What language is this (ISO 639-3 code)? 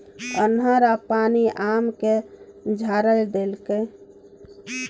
mai